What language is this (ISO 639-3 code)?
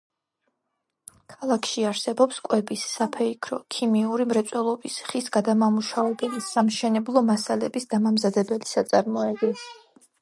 kat